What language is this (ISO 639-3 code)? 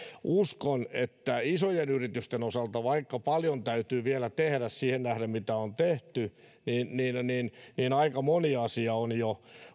fin